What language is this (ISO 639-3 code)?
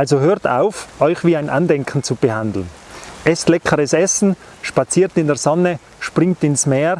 deu